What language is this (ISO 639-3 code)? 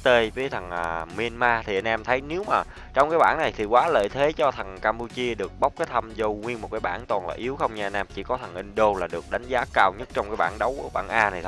vie